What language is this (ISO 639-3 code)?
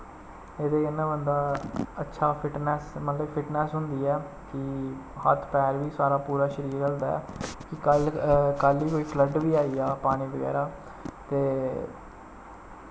doi